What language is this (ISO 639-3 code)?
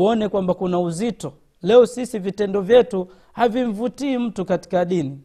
swa